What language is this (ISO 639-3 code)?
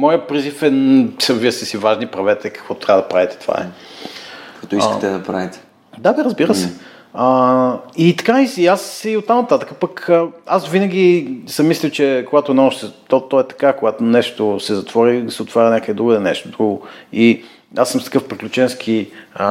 bul